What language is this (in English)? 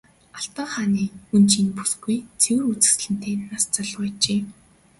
Mongolian